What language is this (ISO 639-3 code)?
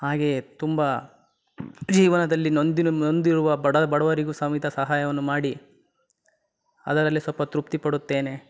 kan